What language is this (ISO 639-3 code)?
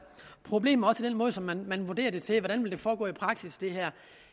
dan